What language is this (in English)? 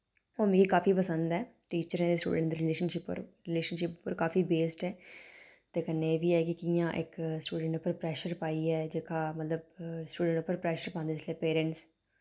Dogri